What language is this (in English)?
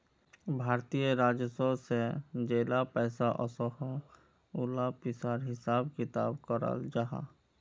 Magahi